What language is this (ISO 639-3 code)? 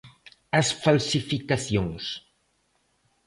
glg